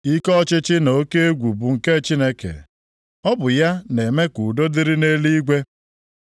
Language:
Igbo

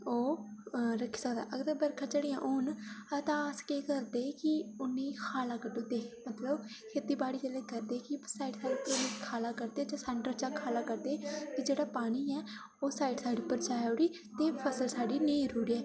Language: Dogri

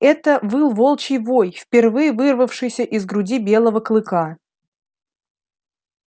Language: Russian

